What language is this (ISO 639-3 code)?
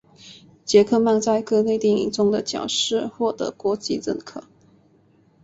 zho